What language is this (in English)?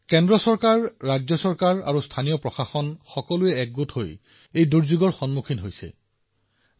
Assamese